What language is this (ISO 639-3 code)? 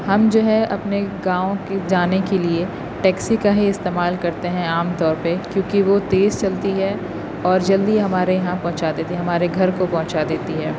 urd